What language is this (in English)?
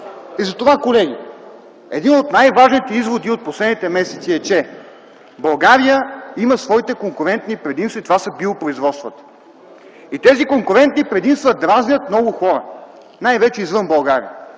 Bulgarian